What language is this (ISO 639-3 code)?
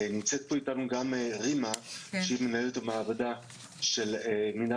heb